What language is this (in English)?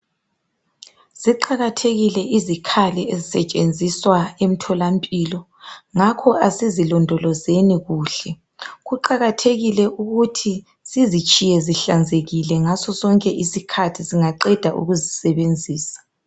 North Ndebele